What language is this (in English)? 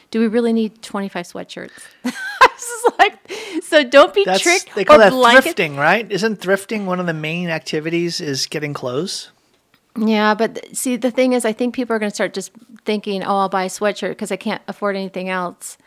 English